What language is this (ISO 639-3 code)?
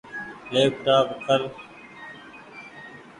gig